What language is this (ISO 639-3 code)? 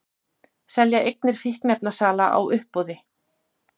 isl